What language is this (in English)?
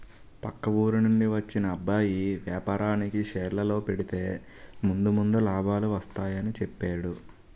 Telugu